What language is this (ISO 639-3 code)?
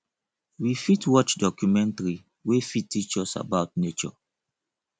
pcm